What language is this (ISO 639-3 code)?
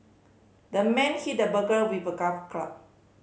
eng